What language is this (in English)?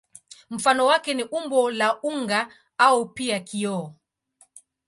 Swahili